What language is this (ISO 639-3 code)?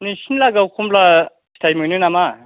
brx